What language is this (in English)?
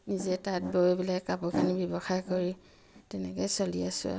Assamese